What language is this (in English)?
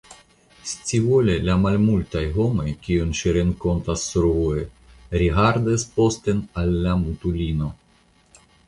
Esperanto